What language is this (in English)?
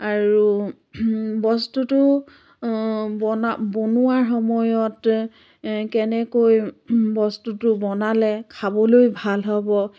Assamese